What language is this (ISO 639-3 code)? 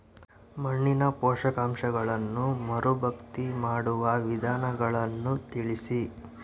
kan